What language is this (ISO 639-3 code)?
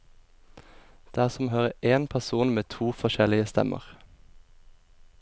nor